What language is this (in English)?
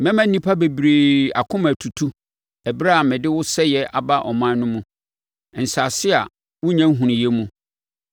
Akan